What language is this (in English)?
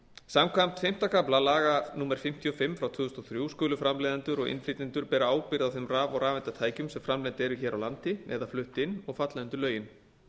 Icelandic